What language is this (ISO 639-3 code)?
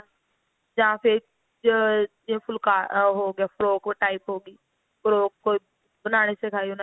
pan